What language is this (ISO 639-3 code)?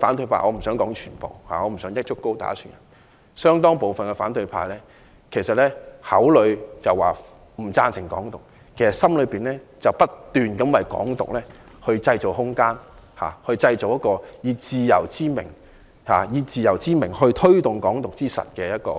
yue